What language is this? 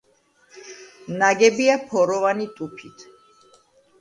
Georgian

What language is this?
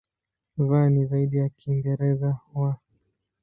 Swahili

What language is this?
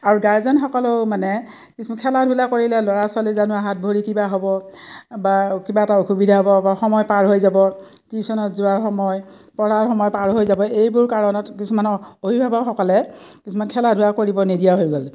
Assamese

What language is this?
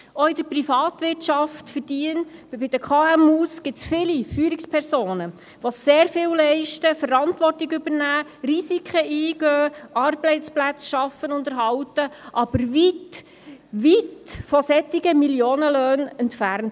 Swiss German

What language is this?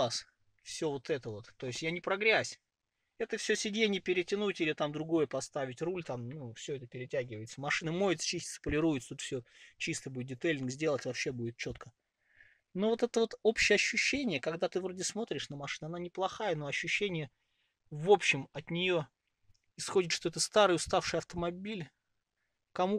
Russian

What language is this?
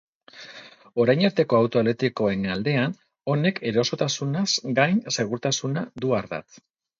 Basque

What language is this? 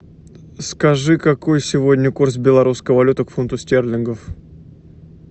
Russian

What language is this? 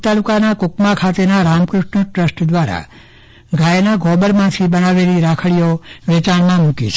Gujarati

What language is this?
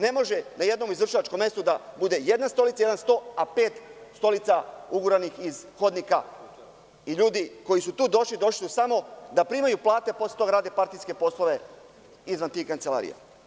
Serbian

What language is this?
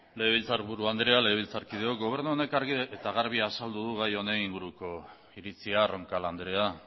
Basque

